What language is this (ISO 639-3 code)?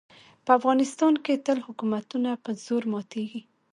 pus